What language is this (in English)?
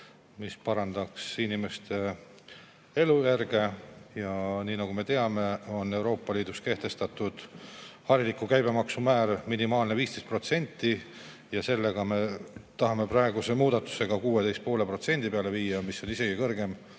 Estonian